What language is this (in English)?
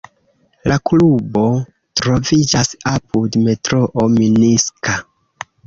Esperanto